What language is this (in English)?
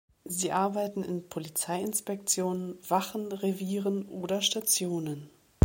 German